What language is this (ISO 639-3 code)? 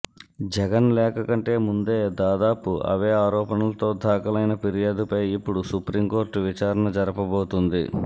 tel